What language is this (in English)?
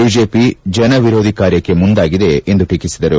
Kannada